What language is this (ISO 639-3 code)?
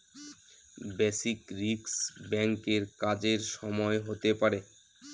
ben